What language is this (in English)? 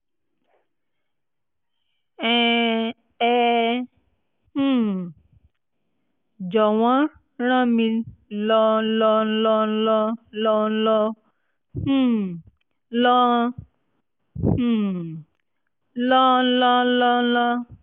Yoruba